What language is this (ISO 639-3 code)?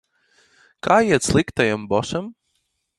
lav